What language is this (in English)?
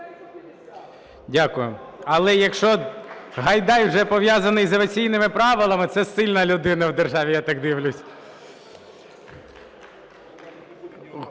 Ukrainian